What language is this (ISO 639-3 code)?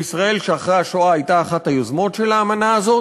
heb